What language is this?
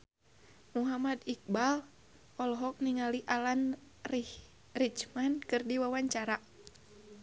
Sundanese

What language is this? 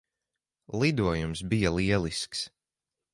Latvian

